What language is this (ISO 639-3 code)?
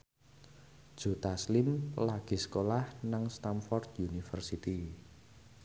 jav